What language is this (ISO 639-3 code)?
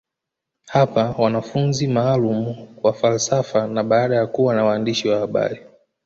swa